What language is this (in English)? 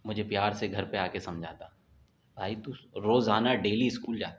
Urdu